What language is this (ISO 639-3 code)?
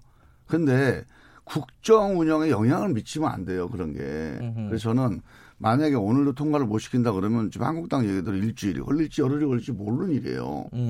kor